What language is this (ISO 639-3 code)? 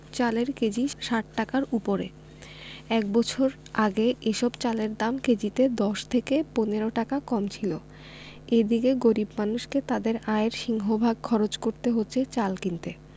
ben